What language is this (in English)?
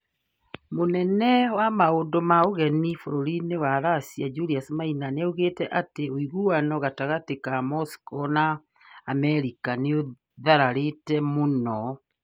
Kikuyu